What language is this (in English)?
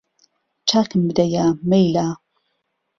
Central Kurdish